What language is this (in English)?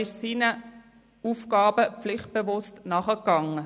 Swiss German